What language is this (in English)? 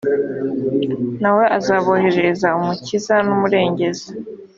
Kinyarwanda